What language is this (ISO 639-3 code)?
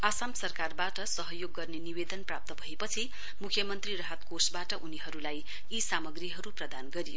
nep